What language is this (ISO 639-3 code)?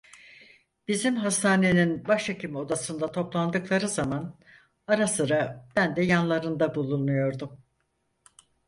tur